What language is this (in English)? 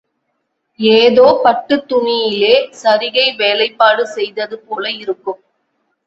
Tamil